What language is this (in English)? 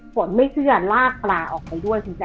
Thai